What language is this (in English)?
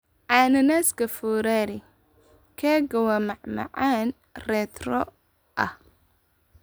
Somali